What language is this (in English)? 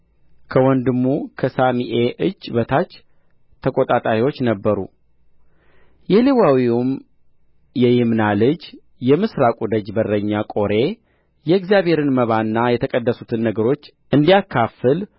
Amharic